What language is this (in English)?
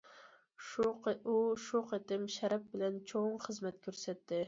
Uyghur